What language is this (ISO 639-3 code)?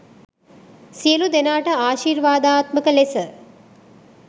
sin